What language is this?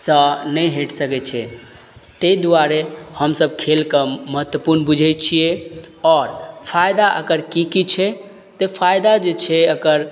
Maithili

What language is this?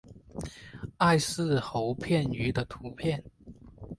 Chinese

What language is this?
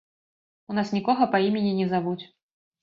Belarusian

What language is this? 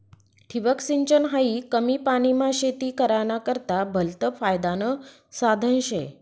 Marathi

